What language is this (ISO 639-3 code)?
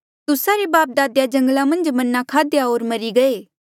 mjl